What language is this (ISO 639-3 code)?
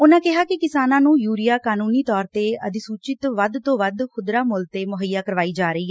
pan